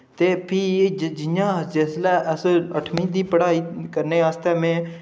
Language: Dogri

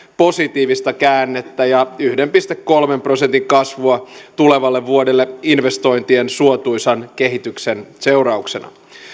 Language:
Finnish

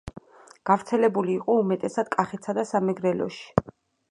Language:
Georgian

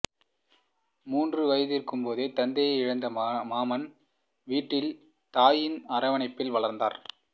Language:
Tamil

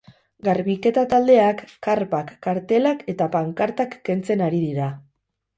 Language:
Basque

